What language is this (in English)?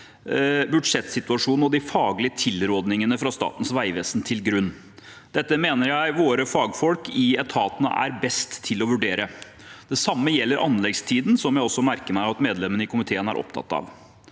Norwegian